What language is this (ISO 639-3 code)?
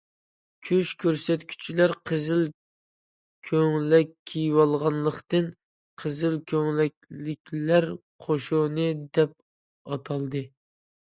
uig